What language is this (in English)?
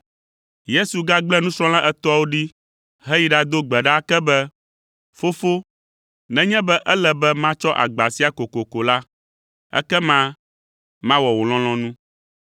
Ewe